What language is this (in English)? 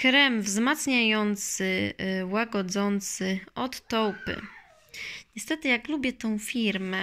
Polish